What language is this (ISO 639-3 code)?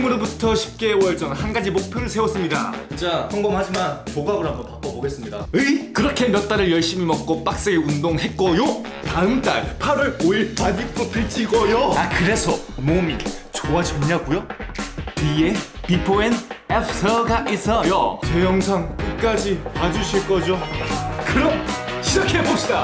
kor